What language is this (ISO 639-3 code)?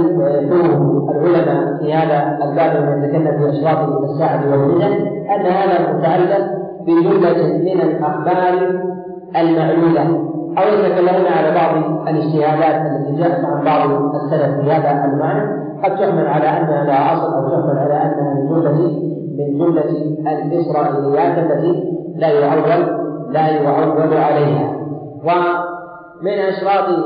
ara